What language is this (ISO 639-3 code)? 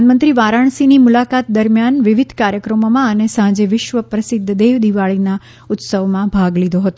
guj